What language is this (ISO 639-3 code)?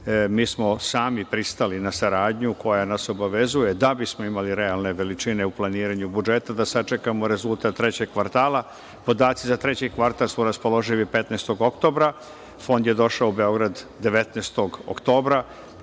srp